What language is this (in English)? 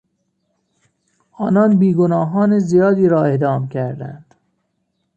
Persian